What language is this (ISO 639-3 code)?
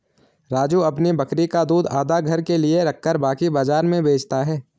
hin